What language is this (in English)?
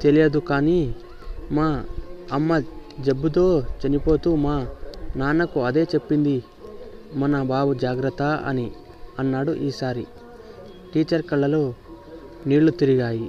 Telugu